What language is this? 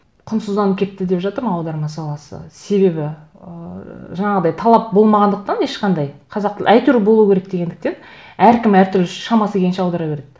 Kazakh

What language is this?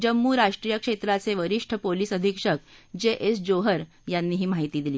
Marathi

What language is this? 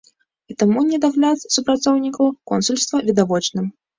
Belarusian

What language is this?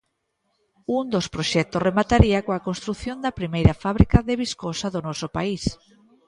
Galician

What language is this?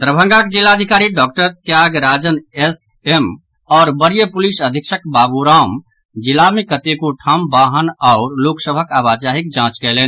Maithili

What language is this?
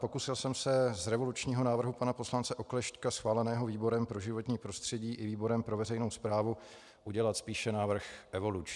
Czech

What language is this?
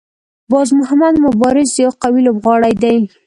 Pashto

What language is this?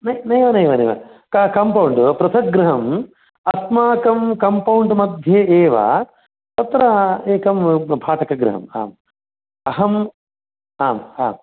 Sanskrit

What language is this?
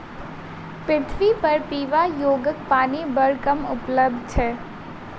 Maithili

